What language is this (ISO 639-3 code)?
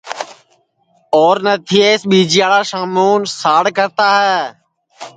ssi